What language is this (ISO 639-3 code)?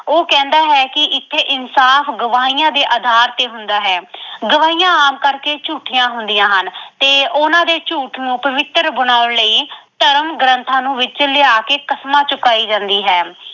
pan